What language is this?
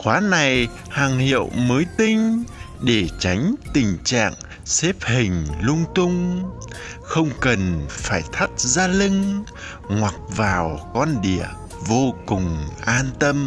Vietnamese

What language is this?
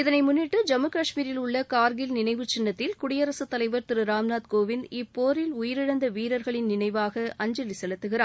Tamil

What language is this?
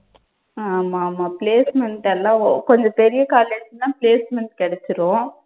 Tamil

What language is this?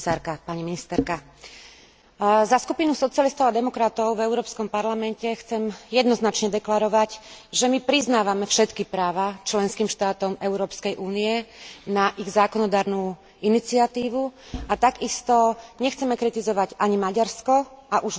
Slovak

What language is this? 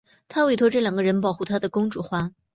Chinese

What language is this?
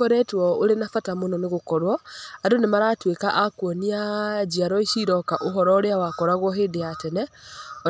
Kikuyu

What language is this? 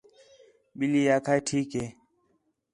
Khetrani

